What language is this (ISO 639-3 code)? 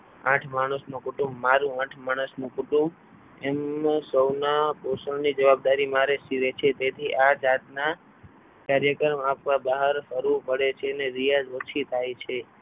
guj